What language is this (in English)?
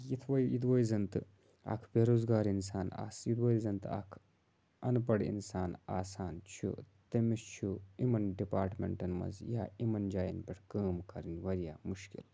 Kashmiri